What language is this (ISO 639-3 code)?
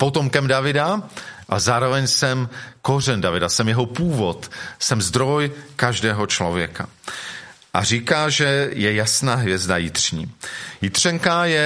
ces